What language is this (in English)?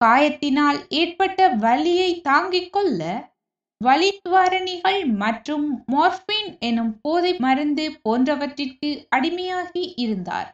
Tamil